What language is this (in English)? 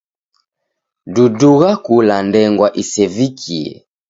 Taita